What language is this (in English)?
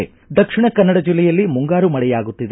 Kannada